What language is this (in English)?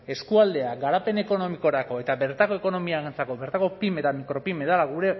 Basque